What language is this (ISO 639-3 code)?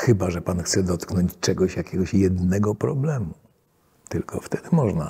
pol